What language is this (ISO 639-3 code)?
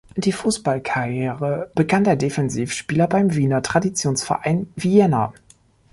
deu